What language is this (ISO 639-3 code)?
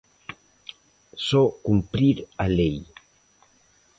glg